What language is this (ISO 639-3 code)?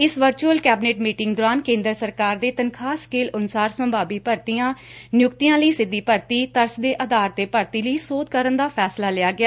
pan